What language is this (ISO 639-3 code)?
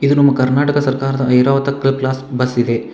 kan